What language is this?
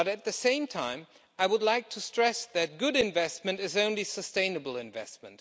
English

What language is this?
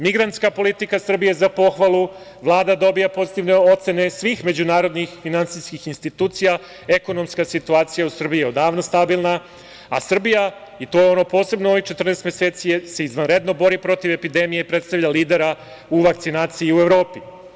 Serbian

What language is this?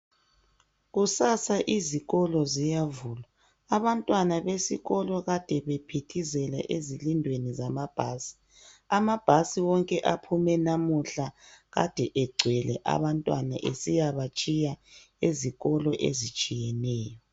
North Ndebele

